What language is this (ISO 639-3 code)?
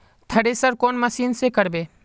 mag